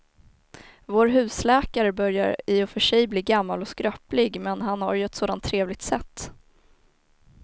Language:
Swedish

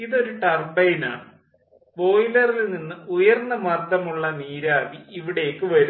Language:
Malayalam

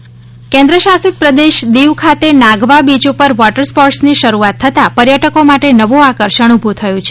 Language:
Gujarati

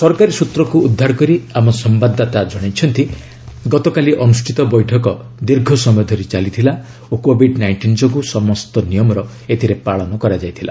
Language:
Odia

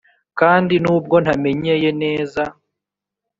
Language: Kinyarwanda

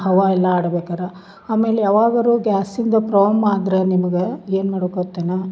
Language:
Kannada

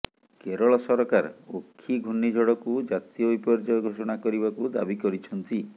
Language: Odia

